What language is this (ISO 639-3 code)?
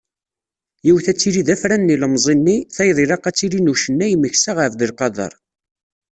kab